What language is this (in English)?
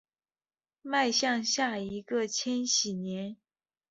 Chinese